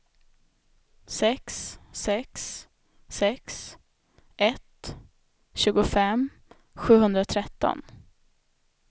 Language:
Swedish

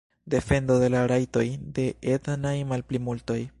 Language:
Esperanto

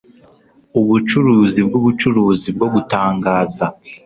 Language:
Kinyarwanda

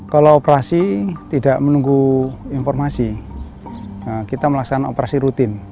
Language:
Indonesian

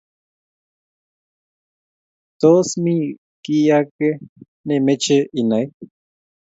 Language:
Kalenjin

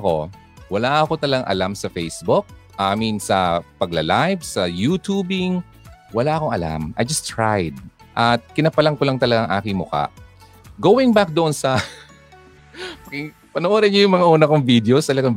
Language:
Filipino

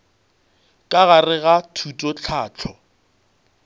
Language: Northern Sotho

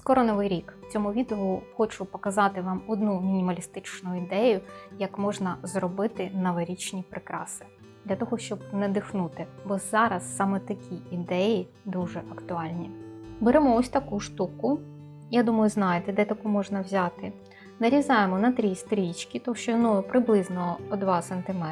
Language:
Ukrainian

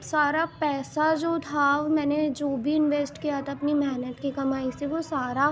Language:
Urdu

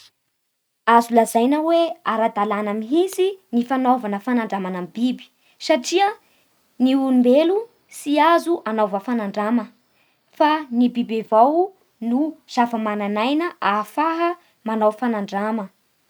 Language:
Bara Malagasy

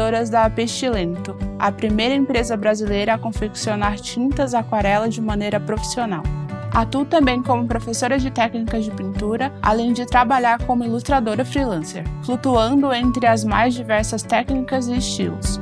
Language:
Portuguese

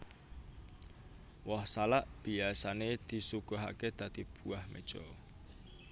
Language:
Javanese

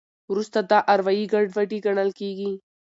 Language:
Pashto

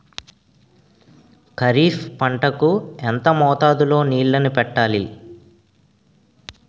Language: Telugu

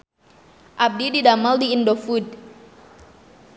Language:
Sundanese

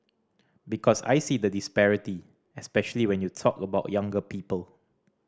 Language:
English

